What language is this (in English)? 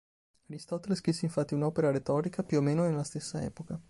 Italian